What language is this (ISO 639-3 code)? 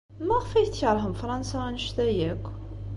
kab